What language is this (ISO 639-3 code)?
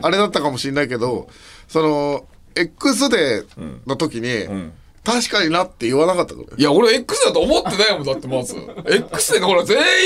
jpn